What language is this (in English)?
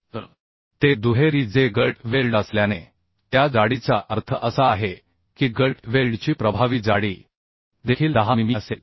Marathi